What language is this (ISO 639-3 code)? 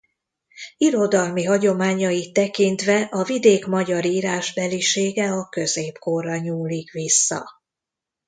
hun